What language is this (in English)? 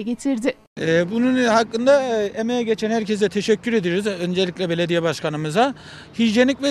Turkish